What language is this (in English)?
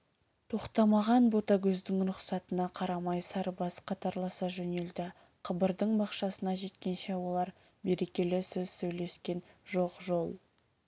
Kazakh